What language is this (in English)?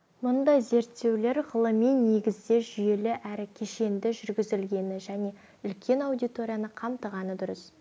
Kazakh